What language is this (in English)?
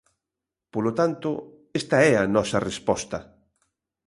Galician